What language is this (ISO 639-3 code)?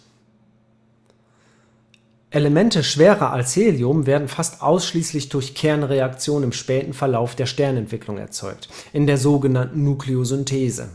deu